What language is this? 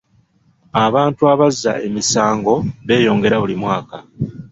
Ganda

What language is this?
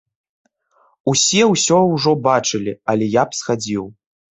Belarusian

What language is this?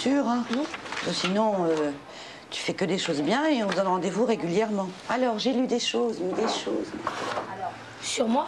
French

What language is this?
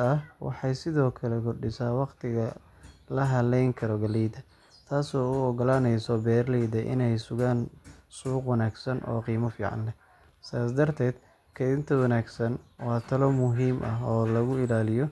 Somali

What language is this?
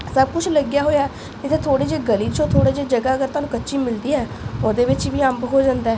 Punjabi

